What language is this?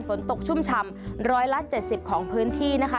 Thai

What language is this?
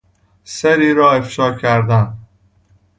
Persian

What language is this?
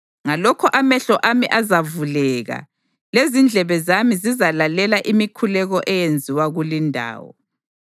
North Ndebele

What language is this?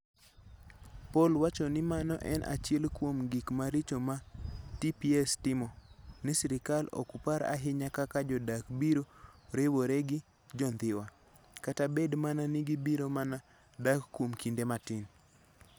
Luo (Kenya and Tanzania)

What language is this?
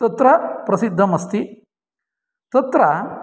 Sanskrit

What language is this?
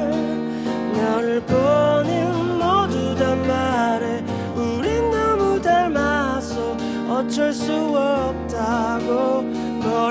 Korean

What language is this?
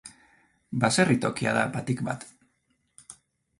Basque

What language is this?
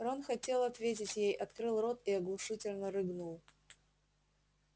Russian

